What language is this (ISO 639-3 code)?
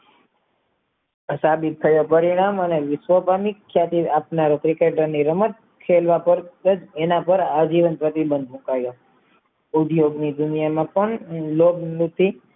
guj